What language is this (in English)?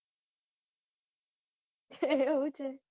Gujarati